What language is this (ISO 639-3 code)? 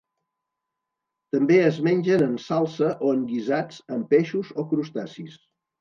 cat